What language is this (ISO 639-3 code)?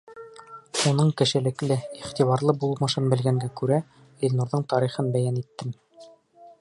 bak